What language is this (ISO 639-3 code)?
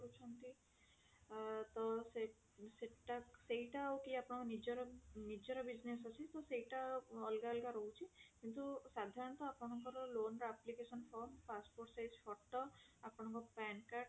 ori